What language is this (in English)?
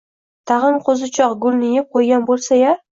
Uzbek